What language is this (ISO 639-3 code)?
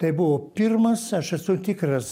lit